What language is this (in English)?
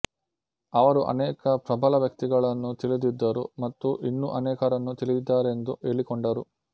Kannada